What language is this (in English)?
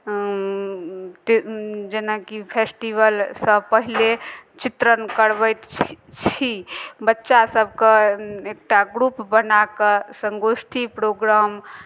Maithili